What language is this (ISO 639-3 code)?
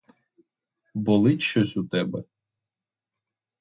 ukr